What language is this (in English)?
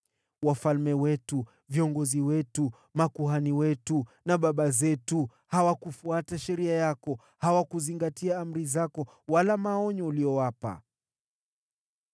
Swahili